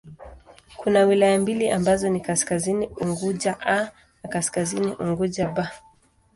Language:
Swahili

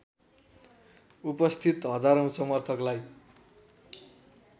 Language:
Nepali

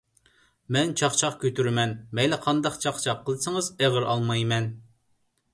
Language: Uyghur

